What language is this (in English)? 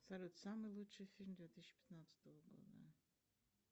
Russian